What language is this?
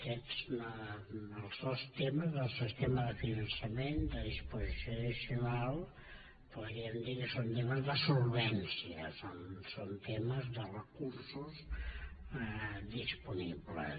Catalan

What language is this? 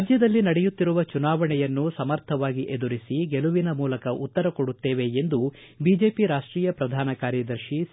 Kannada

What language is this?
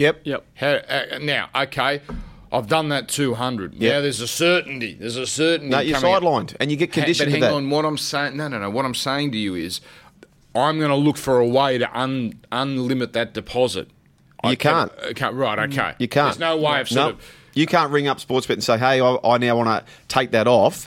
English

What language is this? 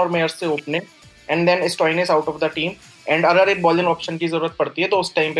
Hindi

